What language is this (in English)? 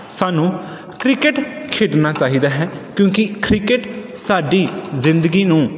Punjabi